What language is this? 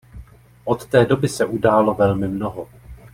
Czech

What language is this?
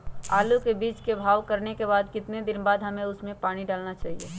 Magahi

